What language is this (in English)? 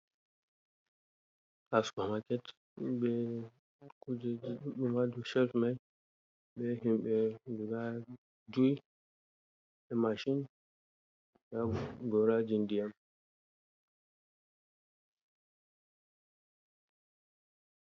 Fula